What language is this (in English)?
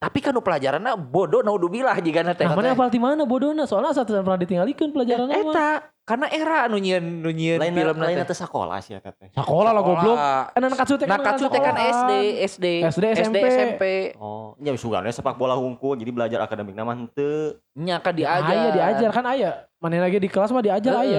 Indonesian